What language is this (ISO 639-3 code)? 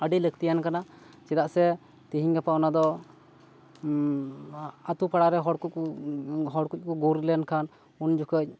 sat